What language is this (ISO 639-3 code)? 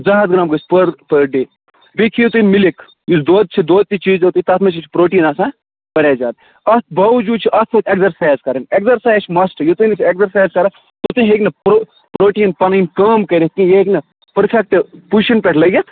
kas